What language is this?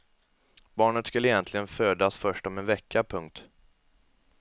Swedish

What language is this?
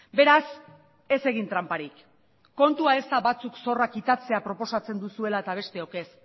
Basque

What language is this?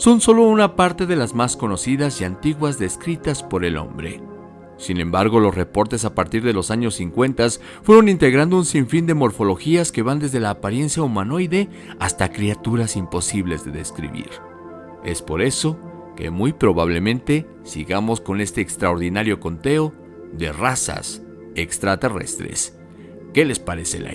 Spanish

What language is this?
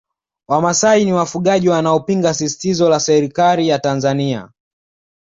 Swahili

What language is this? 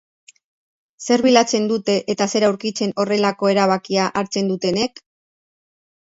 Basque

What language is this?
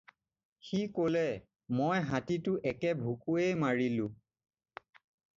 Assamese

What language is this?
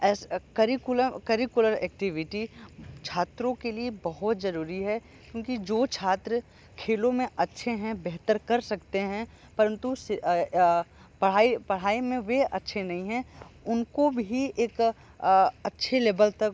Hindi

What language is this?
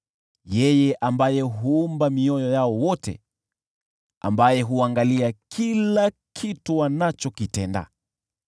Swahili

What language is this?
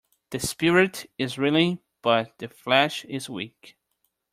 English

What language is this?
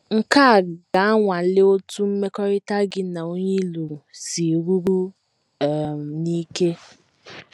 Igbo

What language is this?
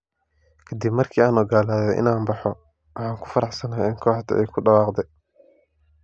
Somali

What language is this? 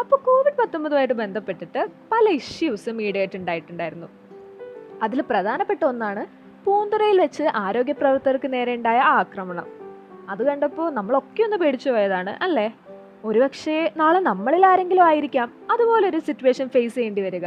Malayalam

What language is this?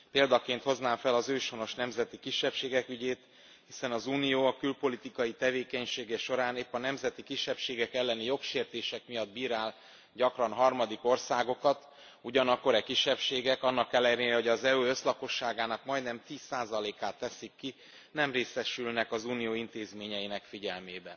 Hungarian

